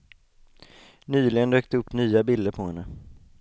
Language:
Swedish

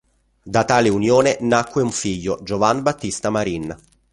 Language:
Italian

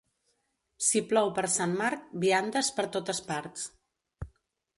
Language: Catalan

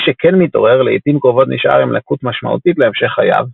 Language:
Hebrew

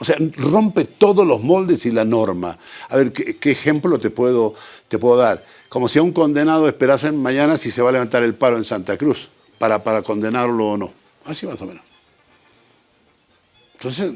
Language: Spanish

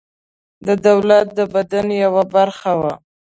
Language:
Pashto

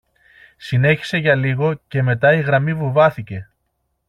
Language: Greek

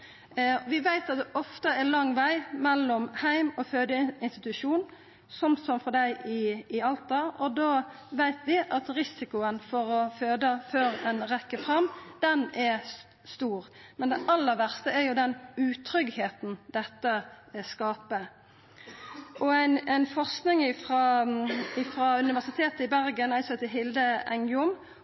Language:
Norwegian Nynorsk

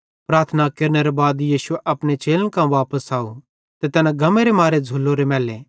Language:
Bhadrawahi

